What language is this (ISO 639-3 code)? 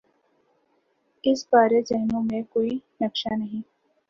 urd